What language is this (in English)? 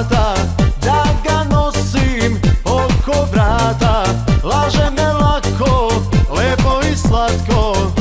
Thai